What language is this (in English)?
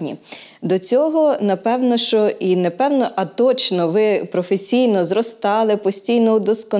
Ukrainian